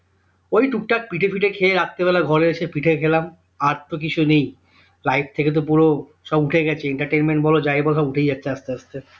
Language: Bangla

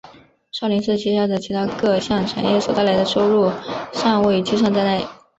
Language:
Chinese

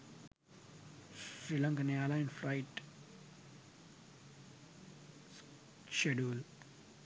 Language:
Sinhala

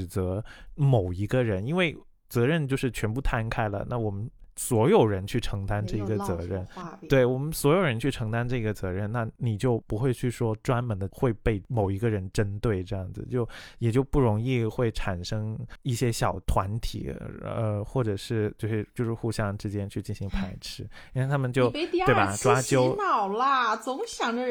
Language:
Chinese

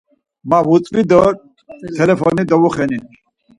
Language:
Laz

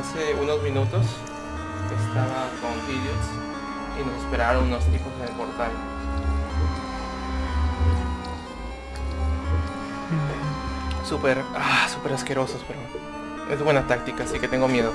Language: Spanish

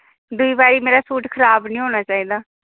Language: Dogri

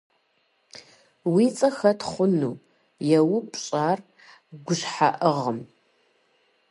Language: Kabardian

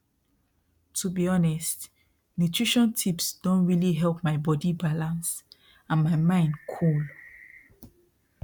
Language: Nigerian Pidgin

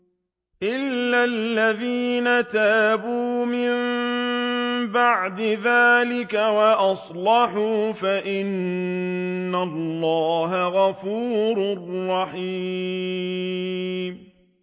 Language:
Arabic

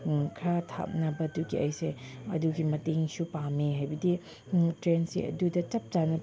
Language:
Manipuri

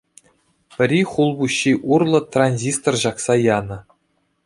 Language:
Chuvash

